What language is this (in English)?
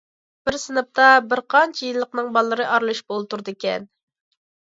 Uyghur